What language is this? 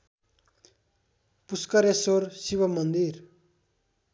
Nepali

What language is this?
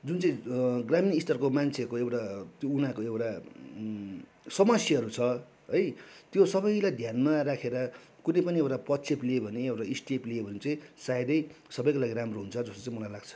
Nepali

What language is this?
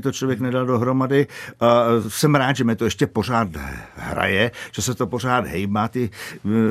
Czech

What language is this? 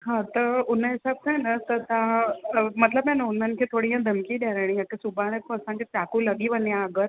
Sindhi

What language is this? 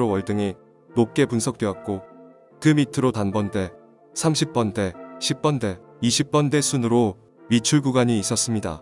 Korean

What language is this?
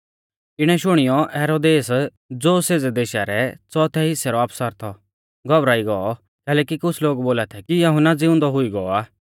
Mahasu Pahari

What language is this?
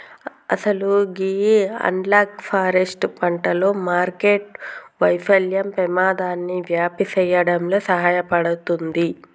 Telugu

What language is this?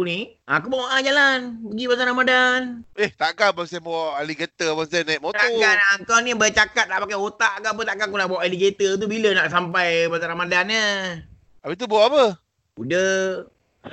Malay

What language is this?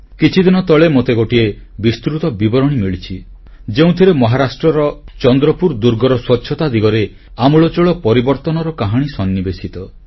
Odia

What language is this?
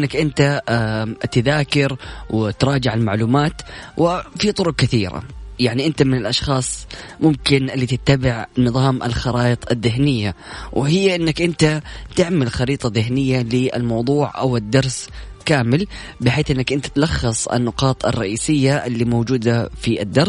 Arabic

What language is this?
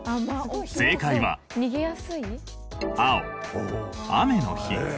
Japanese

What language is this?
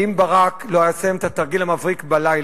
Hebrew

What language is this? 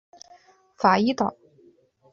Chinese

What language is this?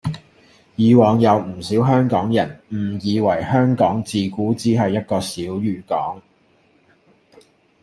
Cantonese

